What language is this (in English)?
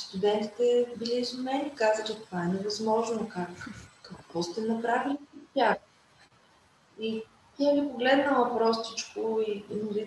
Bulgarian